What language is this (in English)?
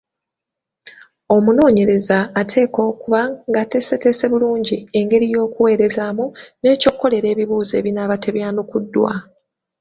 Ganda